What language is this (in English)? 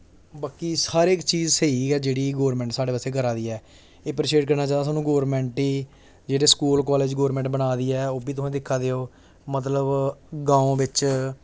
Dogri